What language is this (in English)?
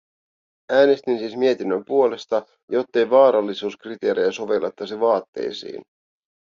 Finnish